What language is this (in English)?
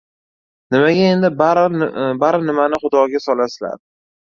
Uzbek